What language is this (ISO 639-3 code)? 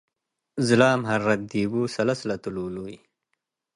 tig